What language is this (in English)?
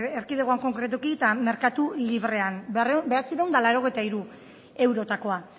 Basque